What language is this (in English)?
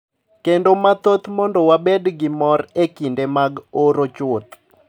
Luo (Kenya and Tanzania)